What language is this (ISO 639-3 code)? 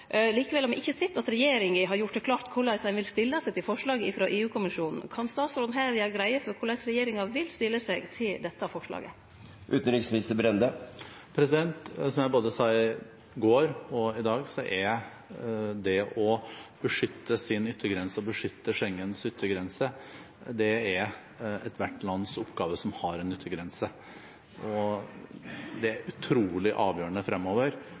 nor